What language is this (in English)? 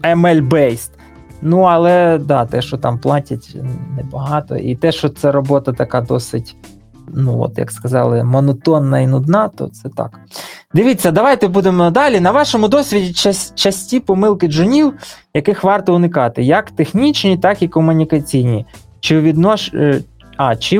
Ukrainian